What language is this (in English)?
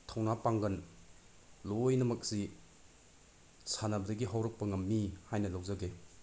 Manipuri